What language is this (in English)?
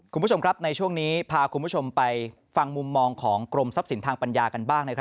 Thai